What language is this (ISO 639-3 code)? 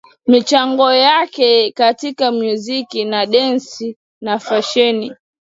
swa